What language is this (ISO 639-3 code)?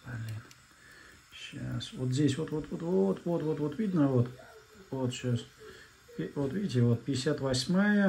rus